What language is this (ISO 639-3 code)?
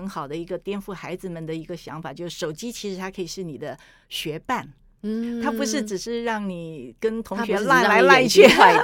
zho